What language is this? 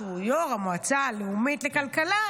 Hebrew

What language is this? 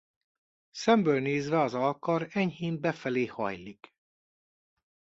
Hungarian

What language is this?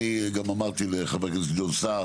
Hebrew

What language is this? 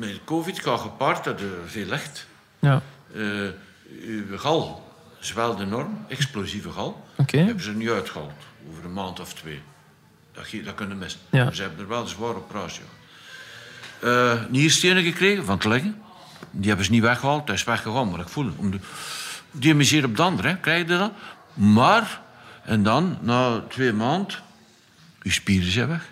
Dutch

